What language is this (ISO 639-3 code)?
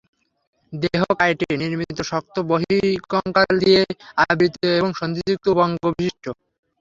ben